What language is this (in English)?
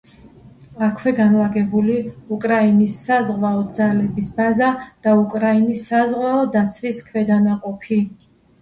Georgian